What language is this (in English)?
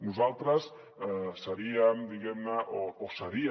Catalan